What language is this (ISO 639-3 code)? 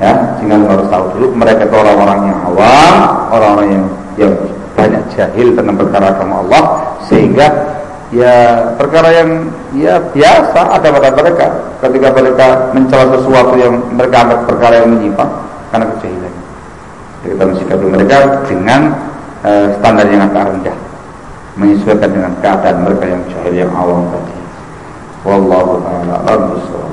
ind